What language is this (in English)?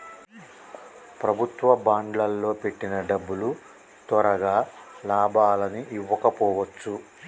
Telugu